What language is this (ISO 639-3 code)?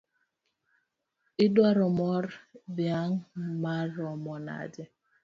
luo